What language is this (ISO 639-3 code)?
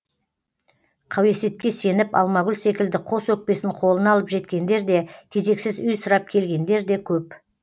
kaz